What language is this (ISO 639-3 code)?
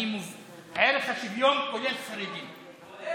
heb